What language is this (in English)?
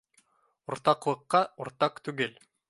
Bashkir